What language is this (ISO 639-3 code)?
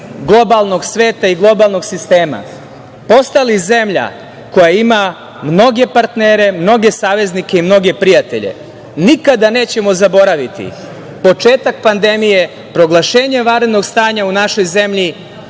srp